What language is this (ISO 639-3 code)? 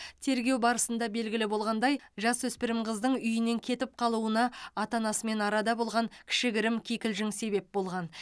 kaz